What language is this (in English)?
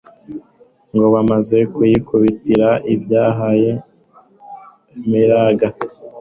Kinyarwanda